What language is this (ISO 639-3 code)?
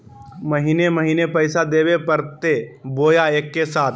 mag